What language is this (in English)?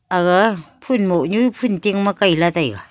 Wancho Naga